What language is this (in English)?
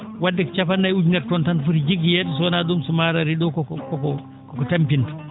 Fula